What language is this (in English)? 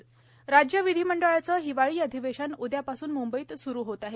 Marathi